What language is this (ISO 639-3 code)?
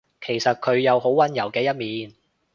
yue